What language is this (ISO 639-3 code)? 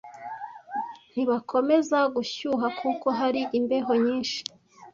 kin